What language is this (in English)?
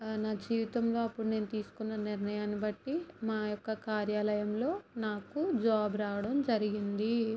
Telugu